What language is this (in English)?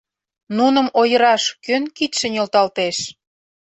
Mari